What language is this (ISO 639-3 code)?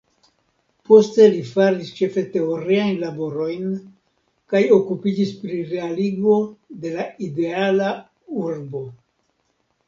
epo